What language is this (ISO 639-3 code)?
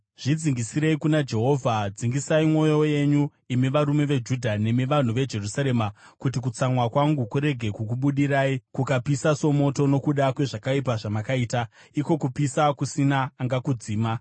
sna